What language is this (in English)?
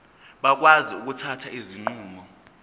Zulu